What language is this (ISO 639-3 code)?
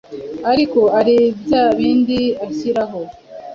kin